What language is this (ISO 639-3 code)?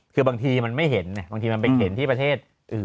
tha